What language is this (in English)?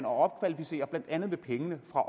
Danish